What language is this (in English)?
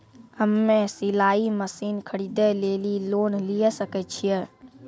Maithili